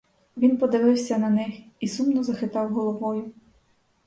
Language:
Ukrainian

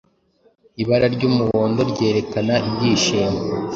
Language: Kinyarwanda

